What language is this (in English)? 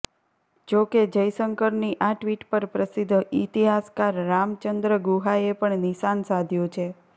Gujarati